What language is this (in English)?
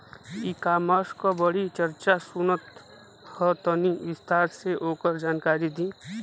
Bhojpuri